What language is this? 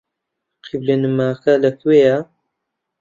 Central Kurdish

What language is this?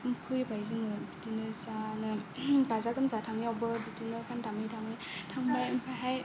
Bodo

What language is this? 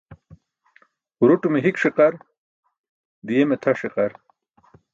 Burushaski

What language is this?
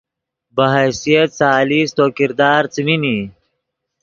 Yidgha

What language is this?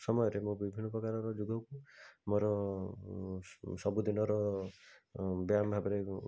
Odia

